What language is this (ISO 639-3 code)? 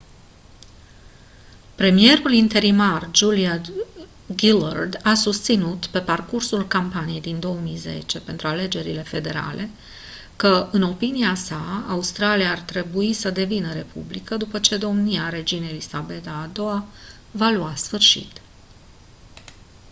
ron